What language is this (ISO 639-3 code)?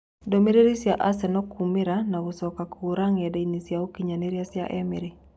kik